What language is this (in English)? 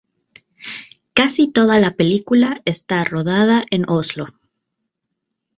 Spanish